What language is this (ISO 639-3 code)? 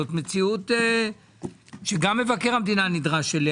heb